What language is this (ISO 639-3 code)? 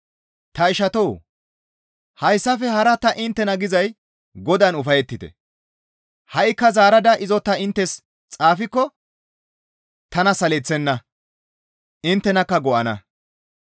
gmv